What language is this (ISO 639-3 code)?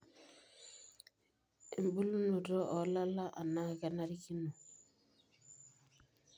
mas